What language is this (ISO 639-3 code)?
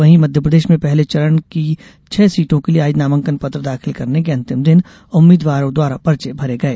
hin